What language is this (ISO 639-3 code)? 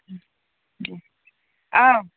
brx